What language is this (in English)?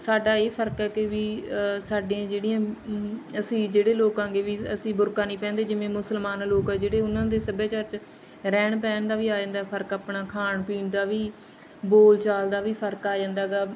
Punjabi